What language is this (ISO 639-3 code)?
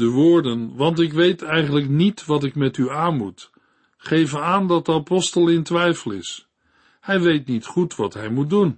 nld